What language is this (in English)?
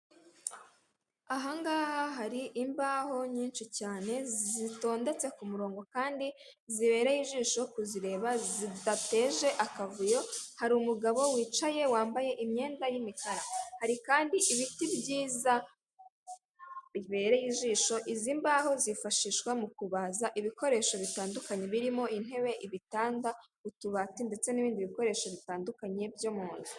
Kinyarwanda